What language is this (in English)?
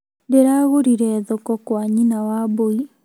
Kikuyu